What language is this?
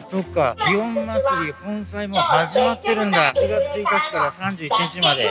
Japanese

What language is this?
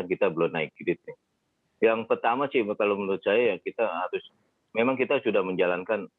Indonesian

